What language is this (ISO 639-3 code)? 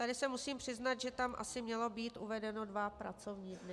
ces